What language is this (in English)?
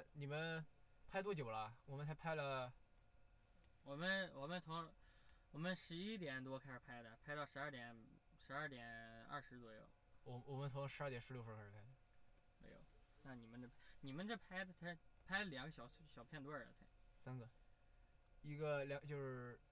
Chinese